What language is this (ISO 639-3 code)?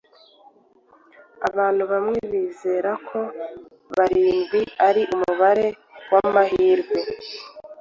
kin